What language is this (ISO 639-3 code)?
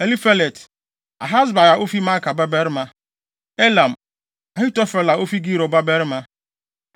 aka